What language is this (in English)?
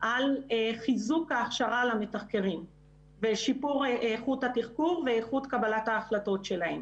Hebrew